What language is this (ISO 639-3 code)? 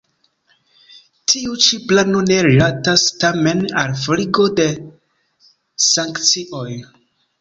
epo